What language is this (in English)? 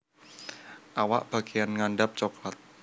Javanese